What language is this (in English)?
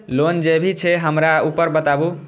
Maithili